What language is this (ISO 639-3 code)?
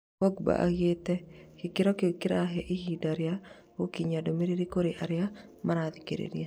kik